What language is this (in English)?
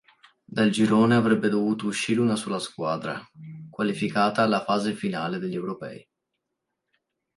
Italian